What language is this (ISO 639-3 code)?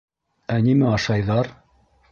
bak